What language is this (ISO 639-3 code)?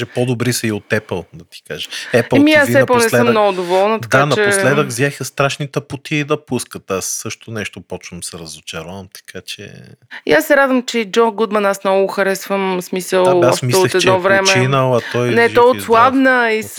bul